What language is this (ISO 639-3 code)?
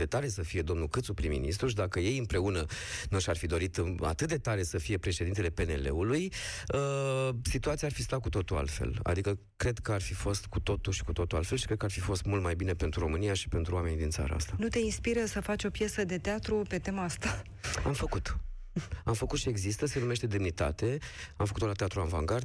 ron